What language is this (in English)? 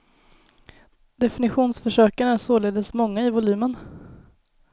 Swedish